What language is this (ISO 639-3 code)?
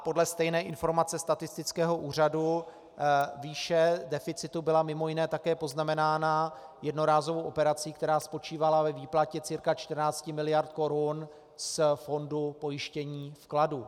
ces